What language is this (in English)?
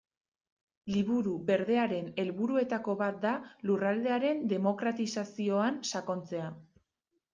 Basque